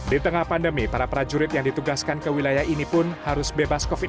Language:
Indonesian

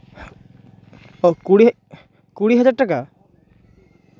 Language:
Santali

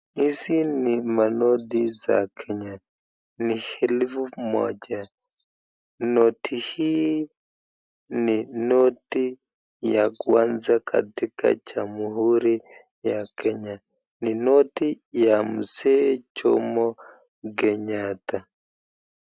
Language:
Swahili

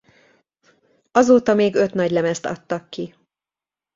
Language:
Hungarian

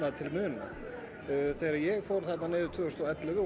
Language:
Icelandic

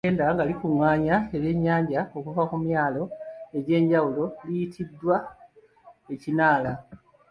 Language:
Ganda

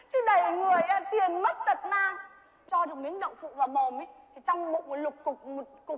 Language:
Vietnamese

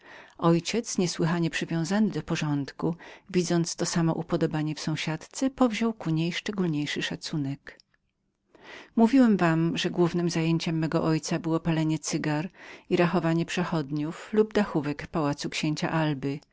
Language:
Polish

